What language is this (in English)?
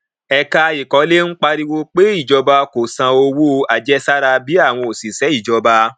Yoruba